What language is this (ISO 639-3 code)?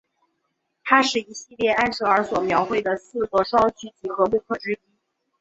zho